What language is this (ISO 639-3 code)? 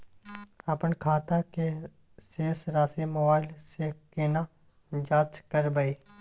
mai